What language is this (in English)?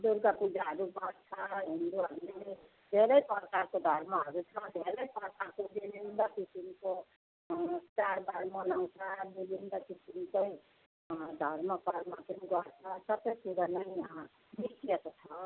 Nepali